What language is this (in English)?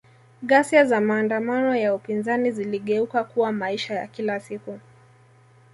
Swahili